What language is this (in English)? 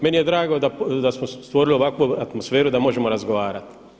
Croatian